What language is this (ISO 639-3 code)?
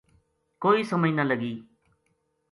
gju